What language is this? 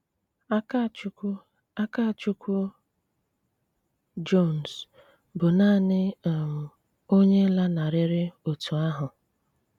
Igbo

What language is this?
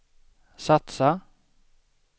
Swedish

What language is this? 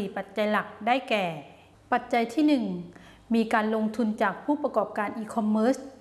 Thai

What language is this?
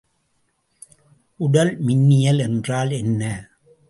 Tamil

